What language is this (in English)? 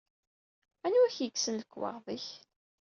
Kabyle